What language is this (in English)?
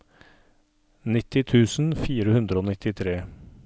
Norwegian